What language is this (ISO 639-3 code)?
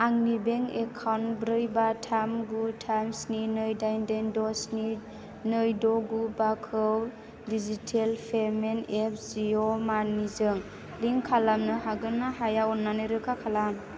brx